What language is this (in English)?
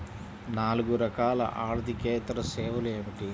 Telugu